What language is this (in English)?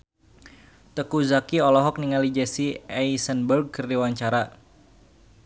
Sundanese